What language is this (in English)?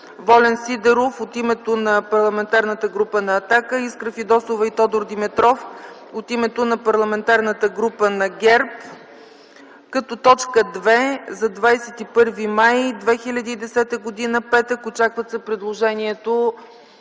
Bulgarian